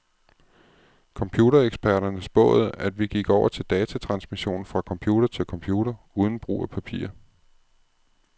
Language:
Danish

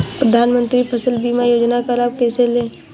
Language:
Hindi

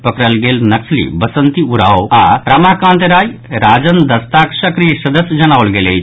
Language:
Maithili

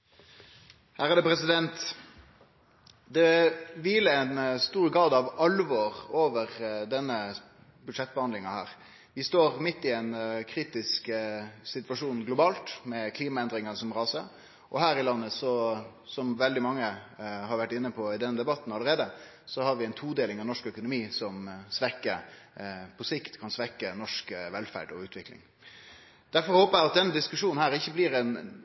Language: Norwegian Nynorsk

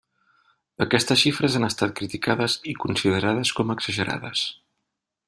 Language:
Catalan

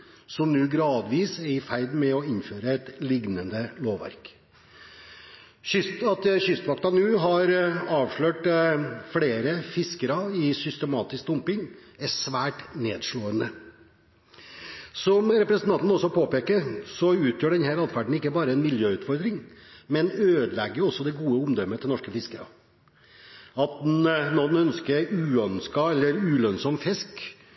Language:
Norwegian Bokmål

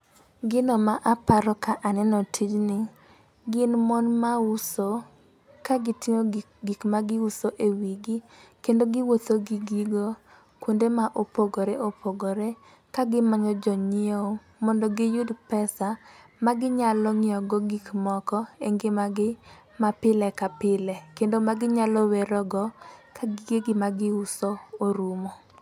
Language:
Luo (Kenya and Tanzania)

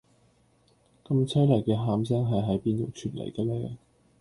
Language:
Cantonese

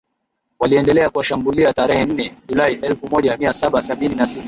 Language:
Swahili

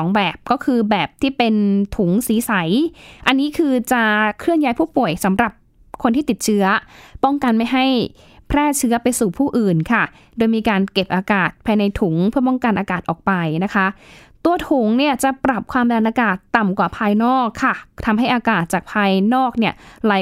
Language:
Thai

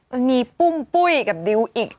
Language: Thai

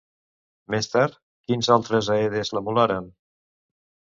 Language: Catalan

